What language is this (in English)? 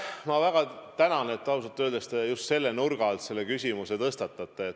Estonian